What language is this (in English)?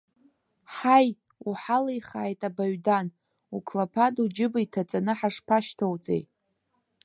Abkhazian